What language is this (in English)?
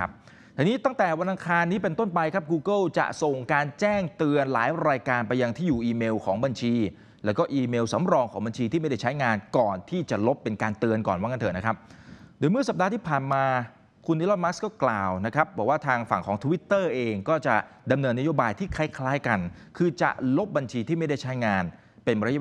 Thai